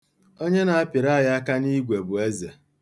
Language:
Igbo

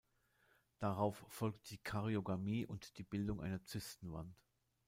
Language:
German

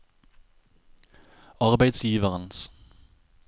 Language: Norwegian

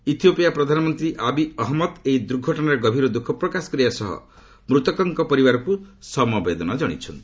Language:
Odia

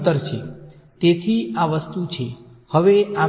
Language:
Gujarati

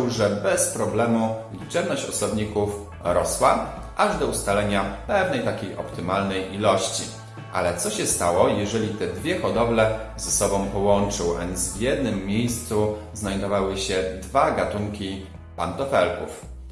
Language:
Polish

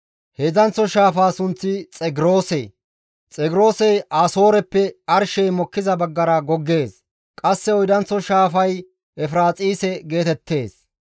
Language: Gamo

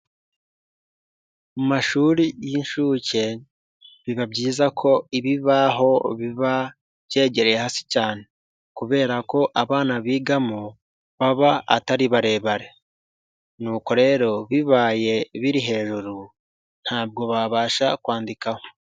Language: Kinyarwanda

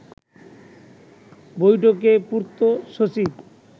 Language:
Bangla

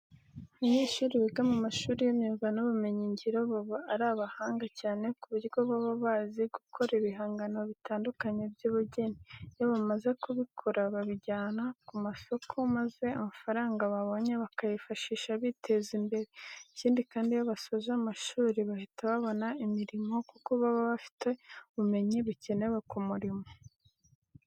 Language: Kinyarwanda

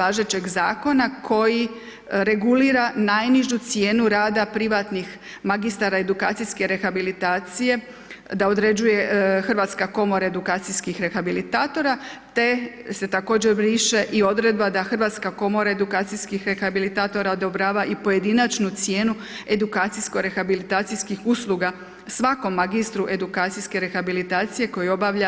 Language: Croatian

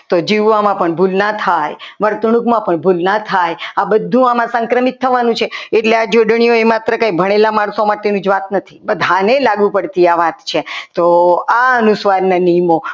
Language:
Gujarati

